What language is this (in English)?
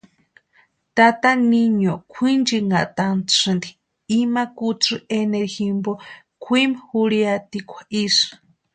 Western Highland Purepecha